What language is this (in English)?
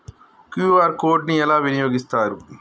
Telugu